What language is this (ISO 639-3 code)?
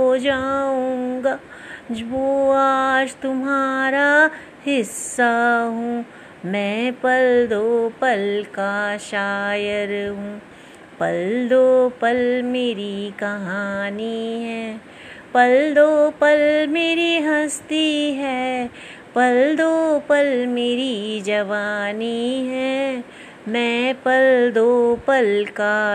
hin